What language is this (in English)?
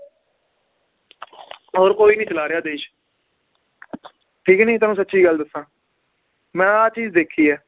Punjabi